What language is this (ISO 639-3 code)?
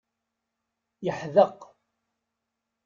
kab